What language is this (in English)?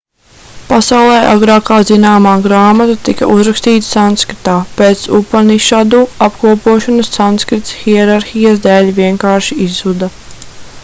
Latvian